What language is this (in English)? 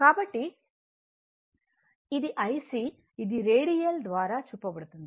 Telugu